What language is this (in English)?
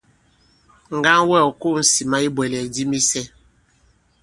Bankon